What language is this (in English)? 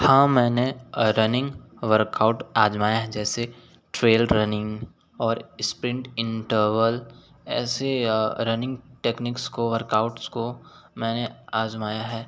Hindi